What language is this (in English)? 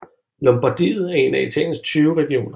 Danish